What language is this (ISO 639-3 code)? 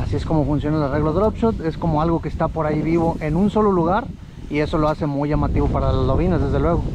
spa